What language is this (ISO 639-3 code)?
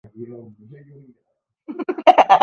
urd